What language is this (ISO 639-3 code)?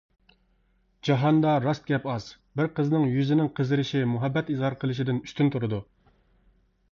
uig